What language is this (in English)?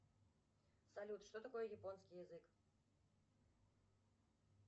Russian